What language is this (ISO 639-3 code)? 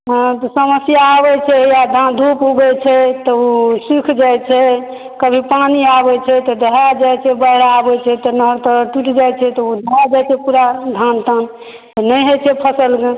mai